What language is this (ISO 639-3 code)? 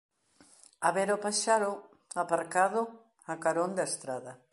glg